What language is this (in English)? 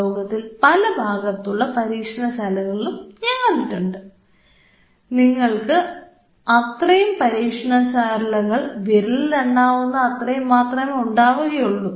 Malayalam